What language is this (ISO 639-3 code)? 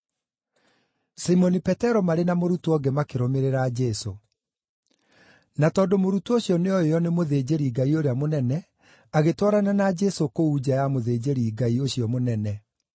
kik